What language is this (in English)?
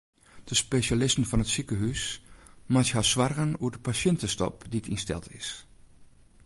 Western Frisian